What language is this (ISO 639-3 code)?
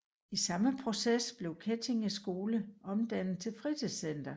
dan